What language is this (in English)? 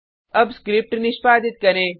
Hindi